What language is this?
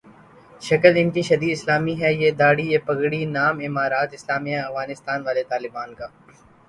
Urdu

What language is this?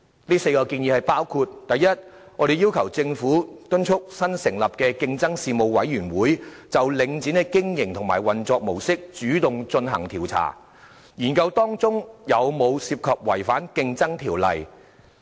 Cantonese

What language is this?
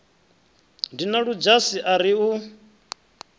Venda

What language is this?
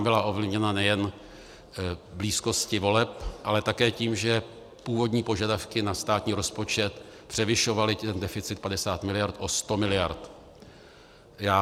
Czech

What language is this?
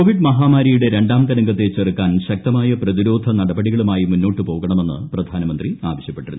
Malayalam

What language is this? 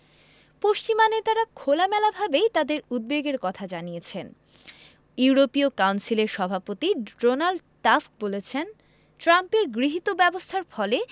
Bangla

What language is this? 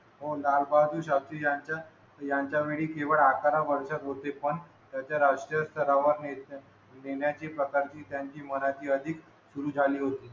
Marathi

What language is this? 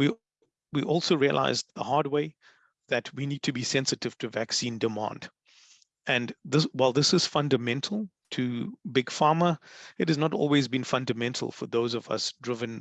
English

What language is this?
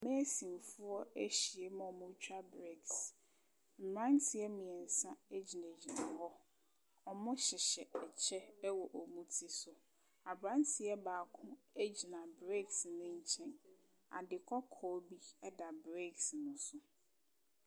Akan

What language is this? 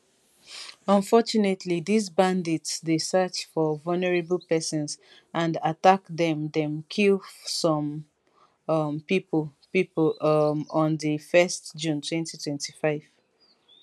Nigerian Pidgin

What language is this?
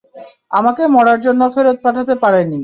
Bangla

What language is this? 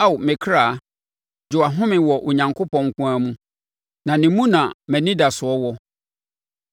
Akan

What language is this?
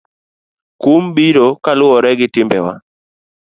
Luo (Kenya and Tanzania)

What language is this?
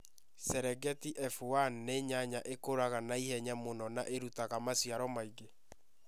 Kikuyu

